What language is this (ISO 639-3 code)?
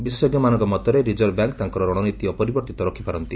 ori